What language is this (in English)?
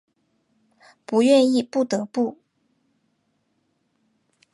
Chinese